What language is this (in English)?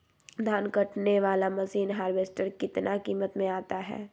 Magahi